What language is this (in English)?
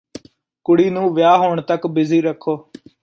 Punjabi